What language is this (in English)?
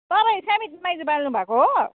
Nepali